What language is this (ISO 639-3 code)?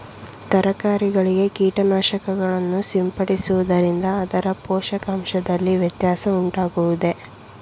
kan